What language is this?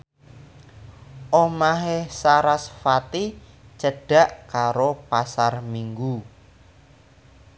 Javanese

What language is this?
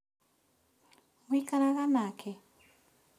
Kikuyu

